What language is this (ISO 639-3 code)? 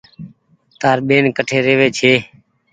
gig